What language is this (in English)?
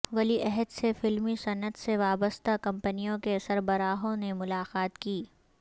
Urdu